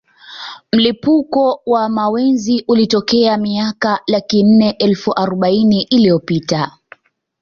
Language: Swahili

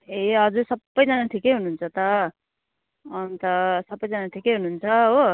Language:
Nepali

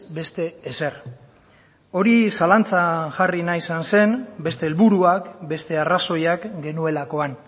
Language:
Basque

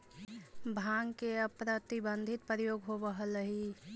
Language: Magahi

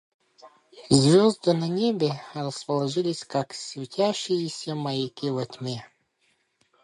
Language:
Russian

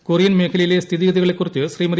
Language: Malayalam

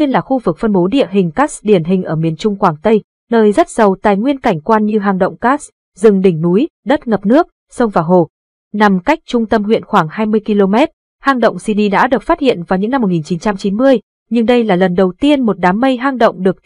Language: Vietnamese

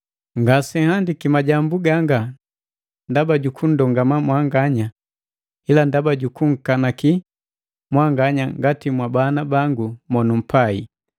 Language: Matengo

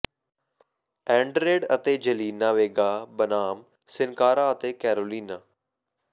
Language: Punjabi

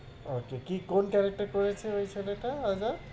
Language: Bangla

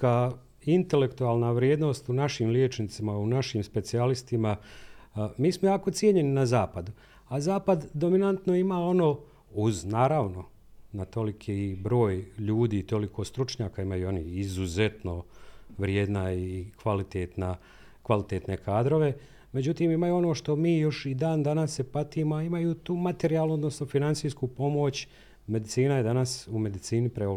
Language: Croatian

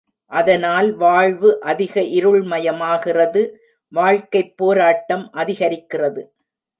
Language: Tamil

